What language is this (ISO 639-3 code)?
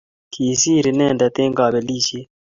kln